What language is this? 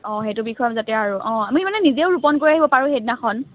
Assamese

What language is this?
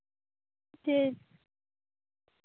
Santali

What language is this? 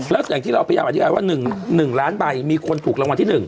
Thai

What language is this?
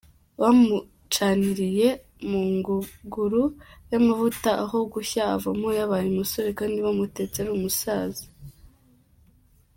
Kinyarwanda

